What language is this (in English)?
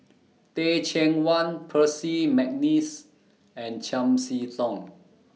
English